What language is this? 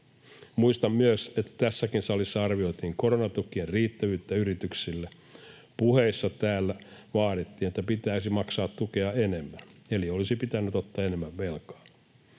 Finnish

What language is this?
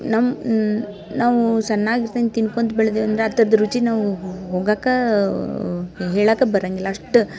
Kannada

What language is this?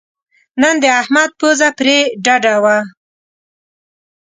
Pashto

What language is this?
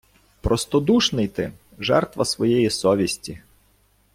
Ukrainian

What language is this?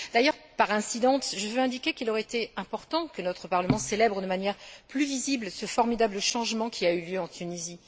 French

